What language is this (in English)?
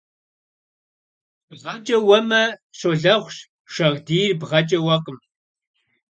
Kabardian